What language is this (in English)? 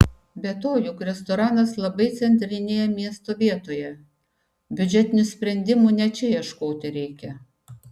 Lithuanian